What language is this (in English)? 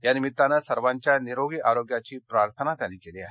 Marathi